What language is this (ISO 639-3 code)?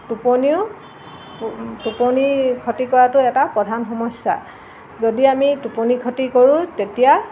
asm